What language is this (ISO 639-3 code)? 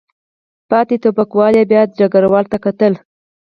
pus